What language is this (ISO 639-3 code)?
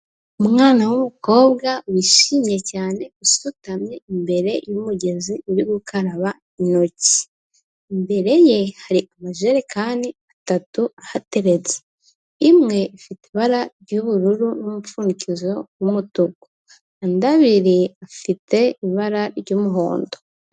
kin